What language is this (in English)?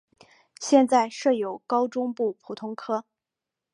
Chinese